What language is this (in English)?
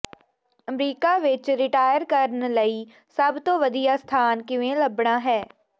Punjabi